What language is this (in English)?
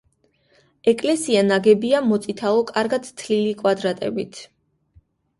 Georgian